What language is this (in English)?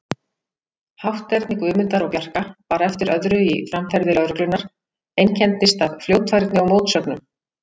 Icelandic